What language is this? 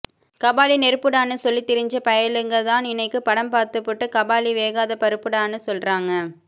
Tamil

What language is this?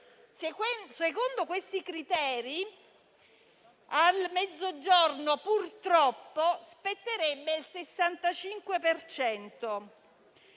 Italian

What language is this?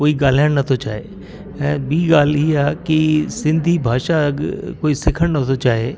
Sindhi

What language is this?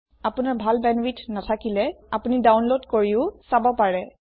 Assamese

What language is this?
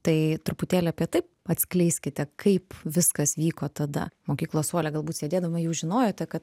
Lithuanian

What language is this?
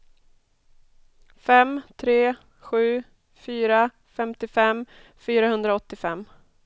Swedish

